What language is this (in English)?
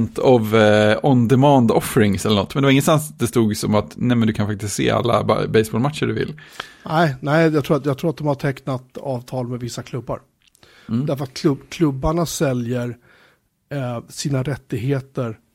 Swedish